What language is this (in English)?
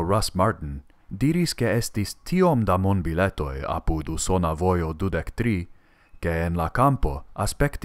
Romanian